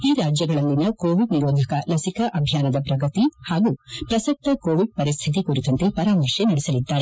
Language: Kannada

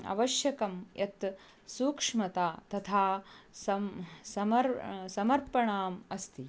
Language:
Sanskrit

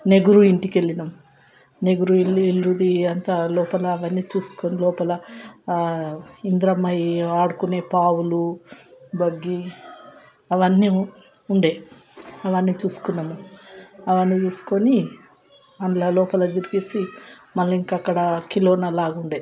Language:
Telugu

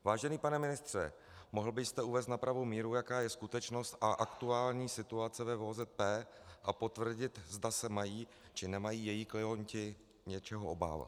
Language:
Czech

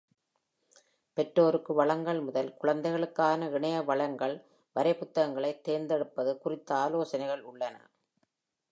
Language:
Tamil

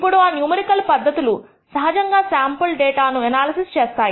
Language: Telugu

